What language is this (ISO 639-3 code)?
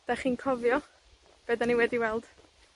cym